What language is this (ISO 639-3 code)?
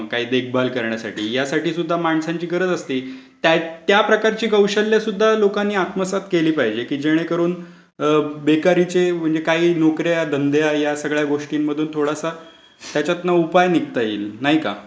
mar